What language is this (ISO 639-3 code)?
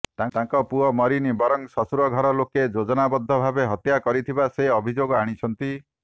ori